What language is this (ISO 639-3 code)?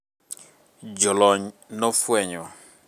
luo